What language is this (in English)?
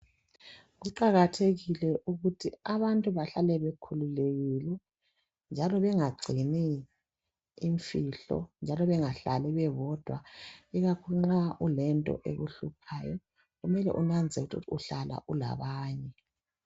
North Ndebele